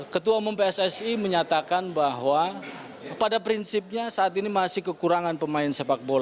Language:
Indonesian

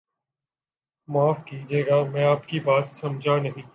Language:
Urdu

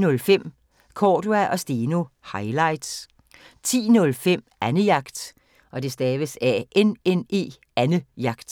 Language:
Danish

